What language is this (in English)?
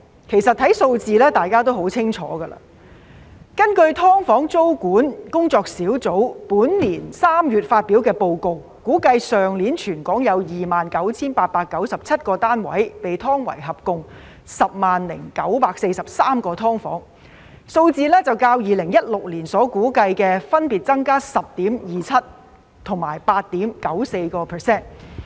Cantonese